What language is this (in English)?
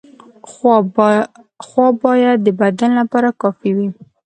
Pashto